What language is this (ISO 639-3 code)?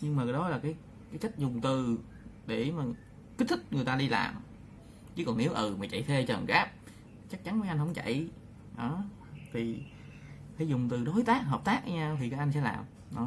vie